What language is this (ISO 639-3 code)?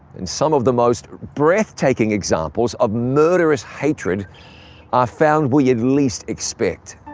eng